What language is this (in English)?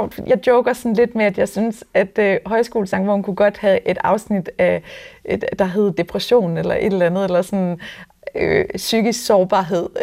Danish